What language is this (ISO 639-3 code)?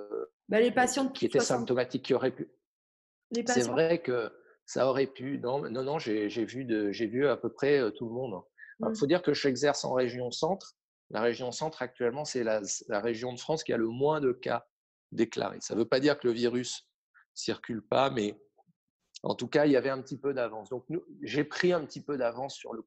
fra